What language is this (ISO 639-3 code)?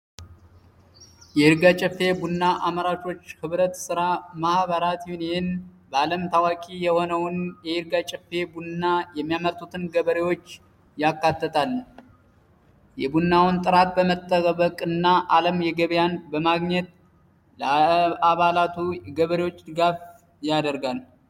amh